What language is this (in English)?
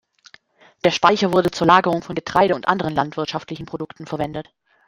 German